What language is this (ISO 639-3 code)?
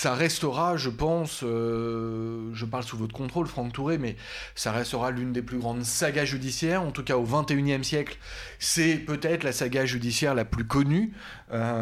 fra